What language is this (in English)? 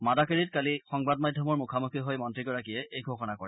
Assamese